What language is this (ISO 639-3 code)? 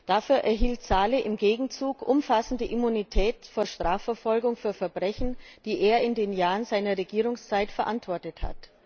deu